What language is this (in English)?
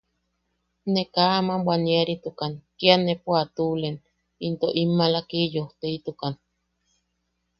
Yaqui